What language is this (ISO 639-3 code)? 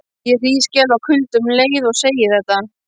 isl